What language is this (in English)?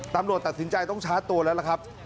Thai